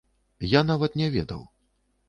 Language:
Belarusian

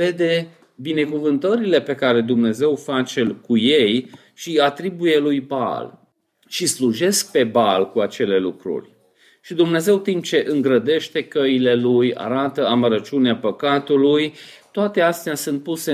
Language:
Romanian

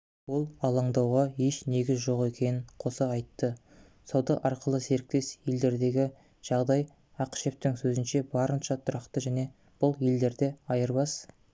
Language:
Kazakh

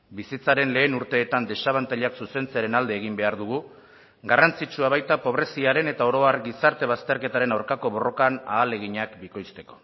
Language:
Basque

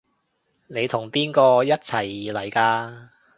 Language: Cantonese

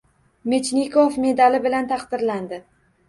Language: Uzbek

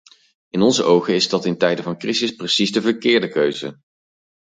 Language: Dutch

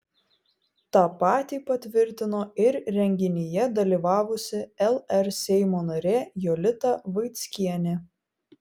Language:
Lithuanian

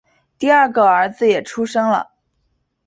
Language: Chinese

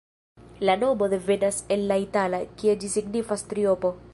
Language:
Esperanto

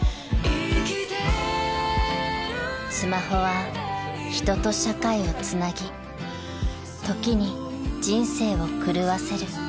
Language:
Japanese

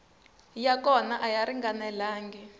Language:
Tsonga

